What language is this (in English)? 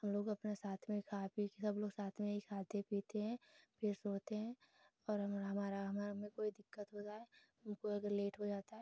Hindi